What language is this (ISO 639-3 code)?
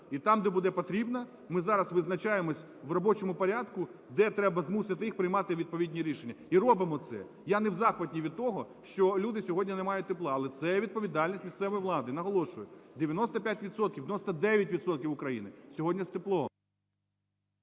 ukr